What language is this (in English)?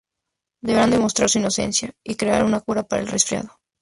Spanish